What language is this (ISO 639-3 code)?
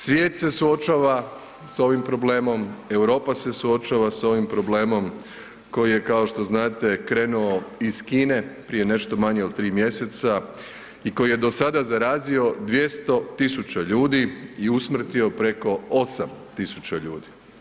hrv